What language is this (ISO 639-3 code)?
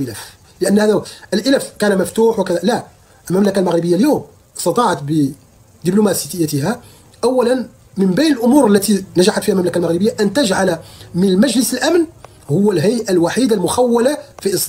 ara